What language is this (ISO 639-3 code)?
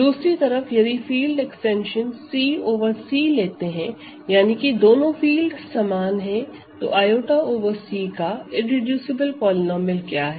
hin